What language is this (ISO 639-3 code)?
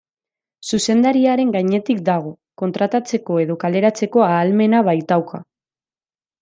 eus